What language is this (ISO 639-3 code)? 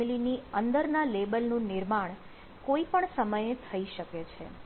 guj